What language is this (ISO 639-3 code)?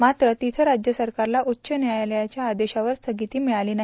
mar